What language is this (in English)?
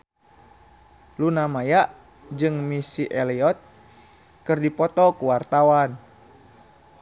Sundanese